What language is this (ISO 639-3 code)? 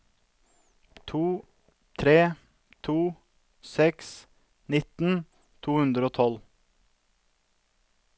nor